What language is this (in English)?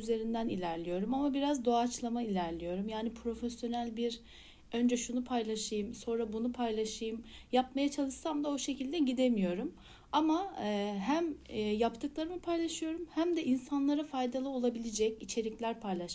Turkish